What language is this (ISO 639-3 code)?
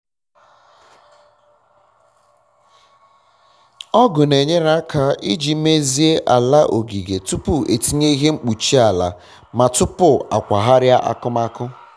ibo